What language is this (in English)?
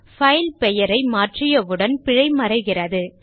Tamil